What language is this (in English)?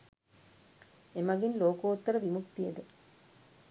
Sinhala